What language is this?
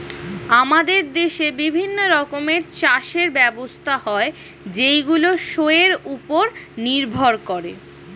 Bangla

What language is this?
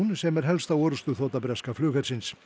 Icelandic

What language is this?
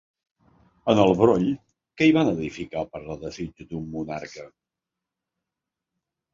Catalan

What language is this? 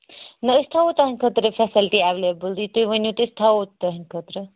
Kashmiri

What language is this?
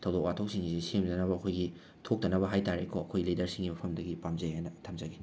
Manipuri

